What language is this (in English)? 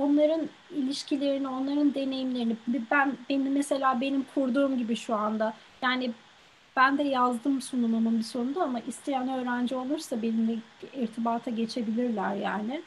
Turkish